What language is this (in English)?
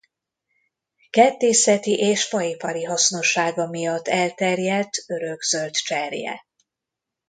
Hungarian